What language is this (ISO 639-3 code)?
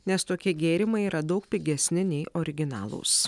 lit